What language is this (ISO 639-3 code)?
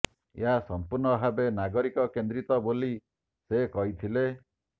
ori